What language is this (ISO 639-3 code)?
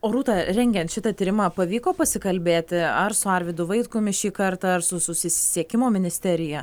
lit